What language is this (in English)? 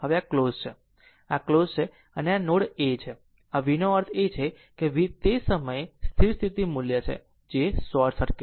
Gujarati